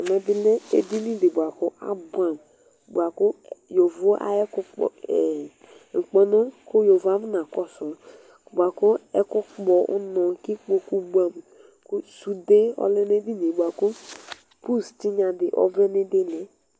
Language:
Ikposo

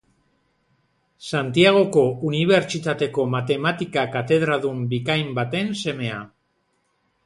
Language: Basque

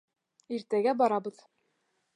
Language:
Bashkir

